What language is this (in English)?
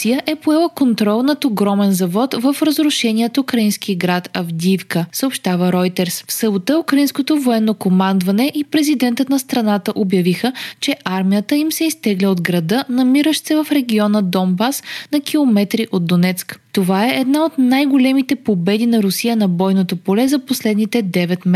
Bulgarian